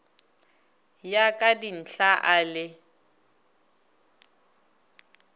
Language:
Northern Sotho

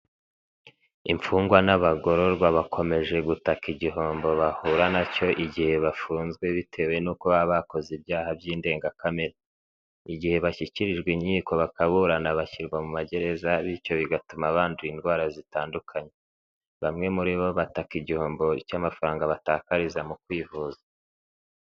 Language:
Kinyarwanda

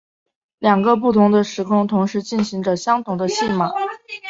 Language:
Chinese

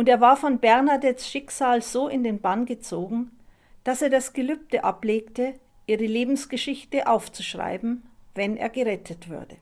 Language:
German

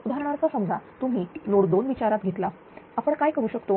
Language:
Marathi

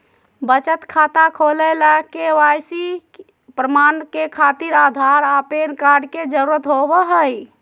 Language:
Magahi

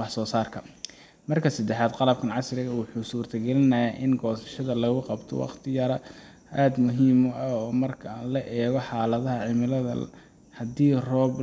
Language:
Somali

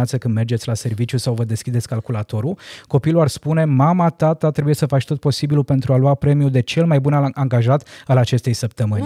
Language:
Romanian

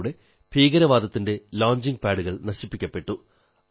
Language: Malayalam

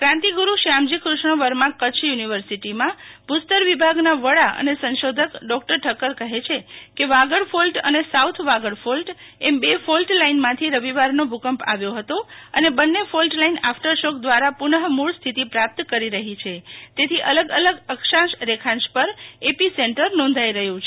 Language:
Gujarati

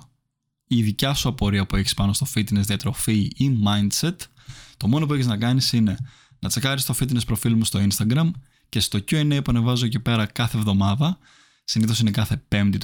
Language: Greek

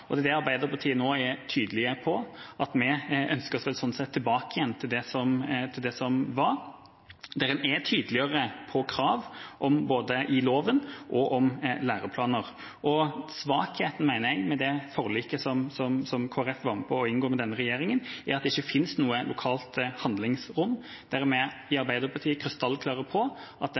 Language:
Norwegian Bokmål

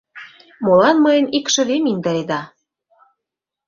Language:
Mari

